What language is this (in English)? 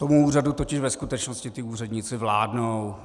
Czech